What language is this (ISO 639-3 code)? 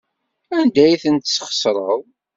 kab